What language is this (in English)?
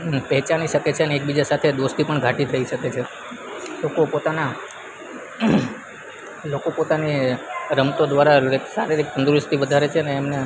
Gujarati